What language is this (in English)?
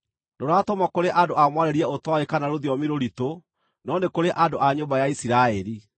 Kikuyu